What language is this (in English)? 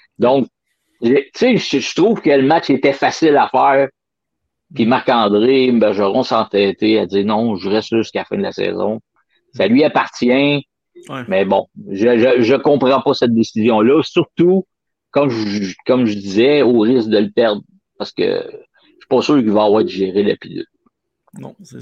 French